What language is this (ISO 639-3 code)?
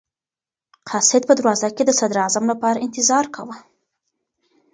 pus